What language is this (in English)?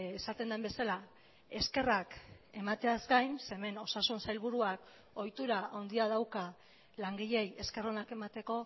Basque